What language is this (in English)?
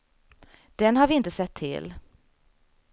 Swedish